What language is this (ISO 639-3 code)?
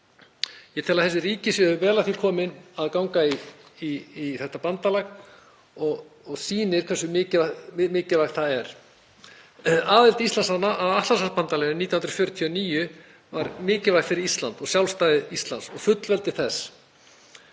isl